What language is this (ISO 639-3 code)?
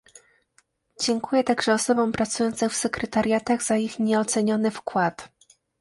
pol